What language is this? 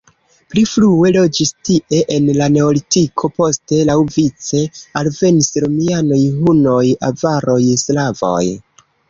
Esperanto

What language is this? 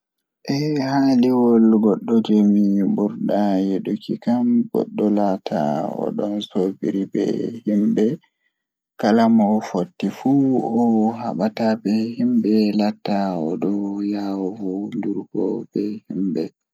Fula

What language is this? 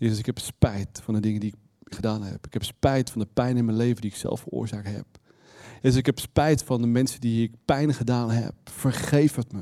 Dutch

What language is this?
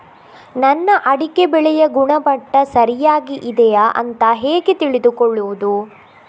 Kannada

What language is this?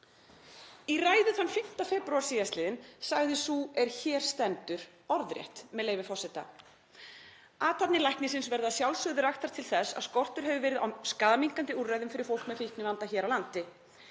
Icelandic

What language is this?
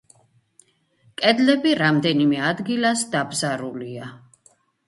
Georgian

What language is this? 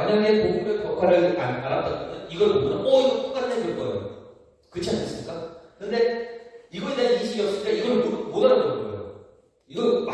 Korean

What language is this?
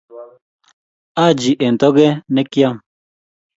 Kalenjin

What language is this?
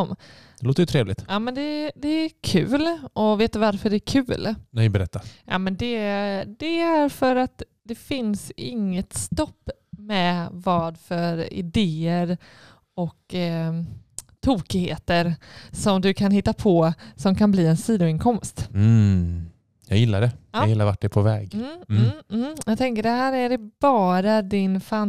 Swedish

